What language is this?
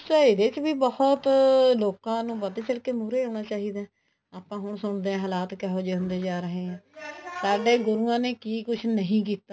Punjabi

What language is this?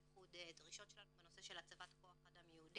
Hebrew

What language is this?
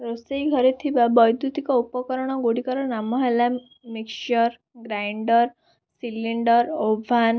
Odia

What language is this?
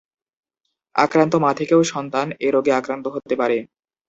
Bangla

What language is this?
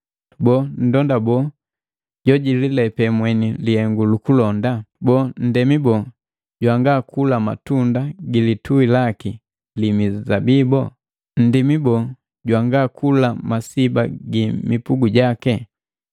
Matengo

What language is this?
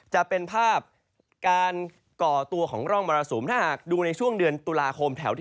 Thai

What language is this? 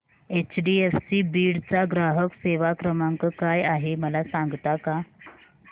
Marathi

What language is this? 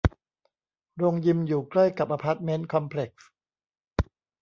Thai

